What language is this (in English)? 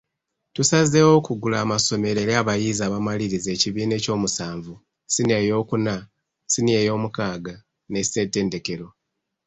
Ganda